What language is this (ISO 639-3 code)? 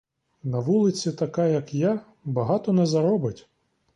ukr